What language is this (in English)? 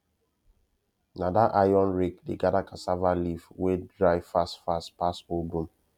Nigerian Pidgin